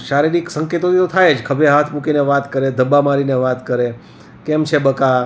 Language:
Gujarati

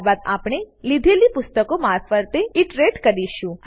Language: Gujarati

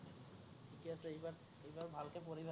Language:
Assamese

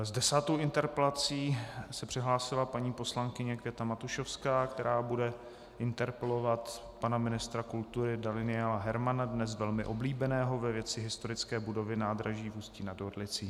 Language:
Czech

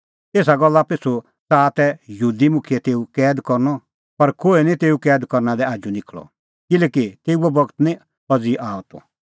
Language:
Kullu Pahari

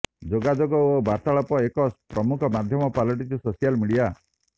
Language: Odia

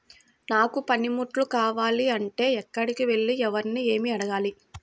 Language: Telugu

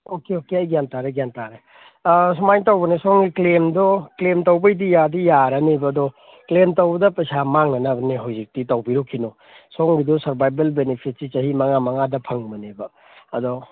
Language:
Manipuri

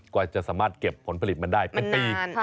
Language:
Thai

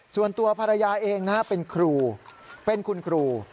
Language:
Thai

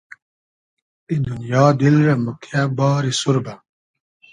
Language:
Hazaragi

